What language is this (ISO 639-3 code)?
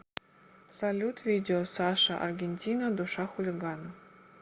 rus